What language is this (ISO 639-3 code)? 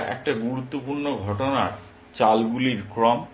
ben